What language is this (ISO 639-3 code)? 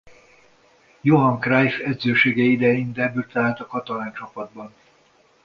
hun